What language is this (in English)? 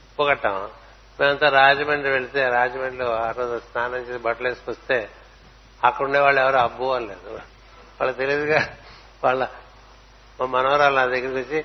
Telugu